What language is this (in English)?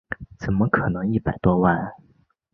Chinese